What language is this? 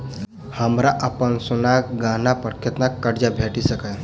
Maithili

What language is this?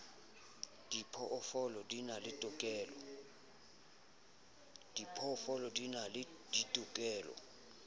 Southern Sotho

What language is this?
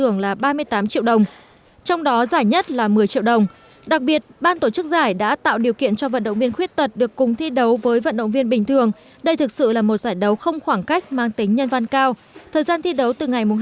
Vietnamese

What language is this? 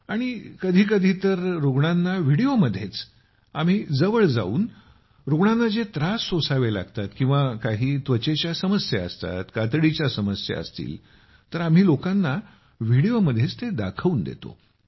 Marathi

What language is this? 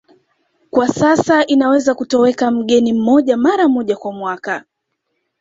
Swahili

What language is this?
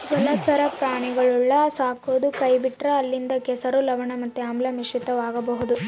Kannada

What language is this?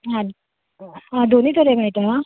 Konkani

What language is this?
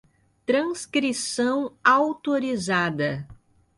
Portuguese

